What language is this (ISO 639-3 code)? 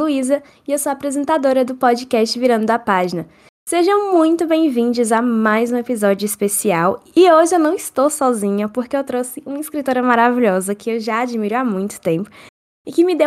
por